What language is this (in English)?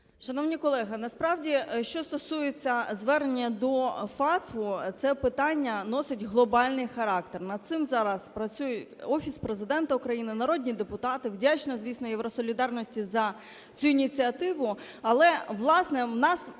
Ukrainian